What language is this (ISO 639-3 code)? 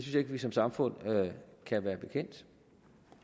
dan